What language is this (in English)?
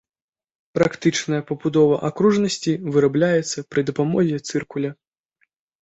Belarusian